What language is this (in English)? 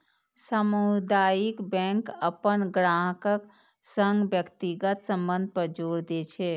Maithili